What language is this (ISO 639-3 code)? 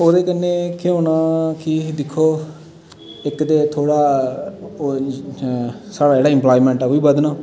doi